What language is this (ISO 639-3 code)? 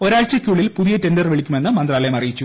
mal